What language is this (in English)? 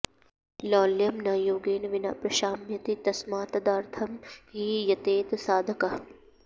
Sanskrit